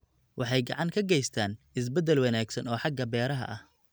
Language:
Somali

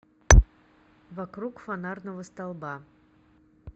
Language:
Russian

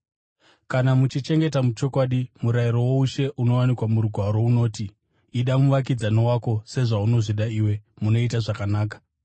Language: Shona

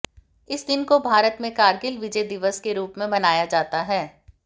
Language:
Hindi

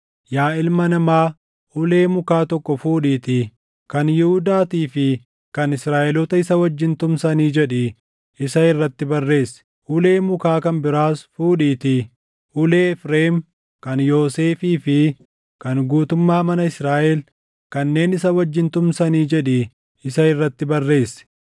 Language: Oromo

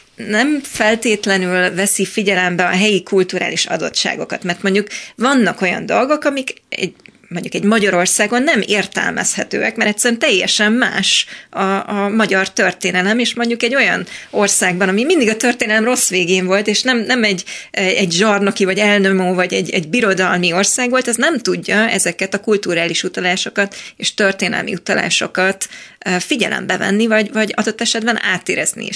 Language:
Hungarian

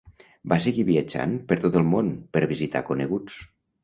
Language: Catalan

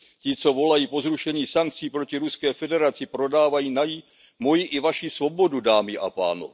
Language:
Czech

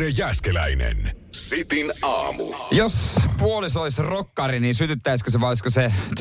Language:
Finnish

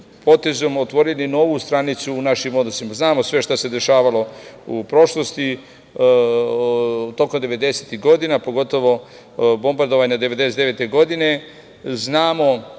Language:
Serbian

